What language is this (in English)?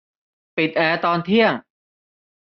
Thai